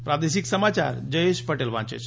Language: Gujarati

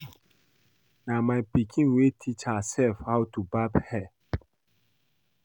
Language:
Nigerian Pidgin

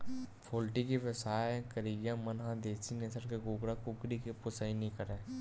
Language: Chhattisgarhi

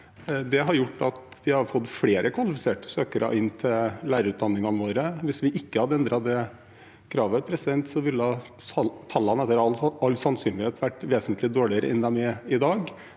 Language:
Norwegian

